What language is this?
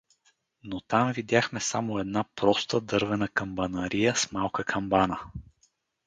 Bulgarian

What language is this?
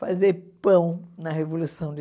Portuguese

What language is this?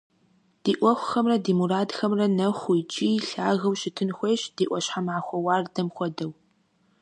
Kabardian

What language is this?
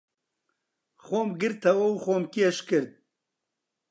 Central Kurdish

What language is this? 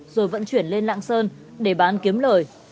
Vietnamese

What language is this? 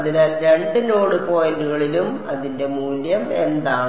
Malayalam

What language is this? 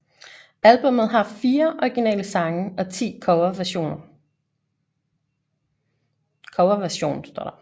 Danish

